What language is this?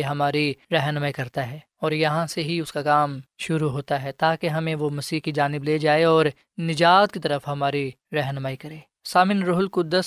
Urdu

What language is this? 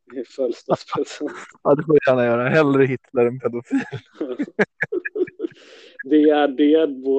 Swedish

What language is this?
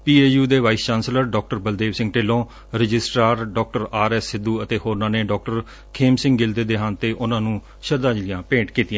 Punjabi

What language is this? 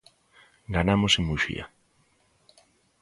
Galician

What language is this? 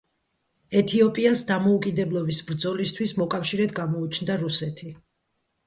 Georgian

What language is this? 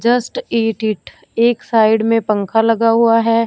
Hindi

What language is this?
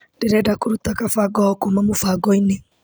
Kikuyu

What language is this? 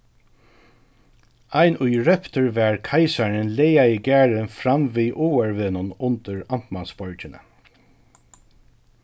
Faroese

